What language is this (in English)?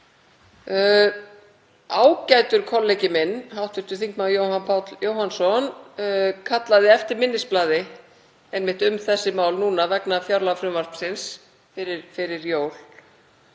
Icelandic